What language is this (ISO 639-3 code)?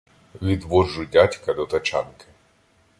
ukr